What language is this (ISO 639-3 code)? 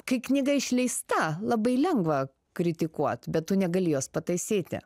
lit